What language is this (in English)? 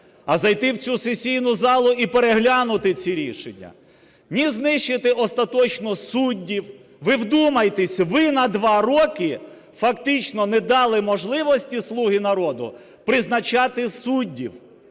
Ukrainian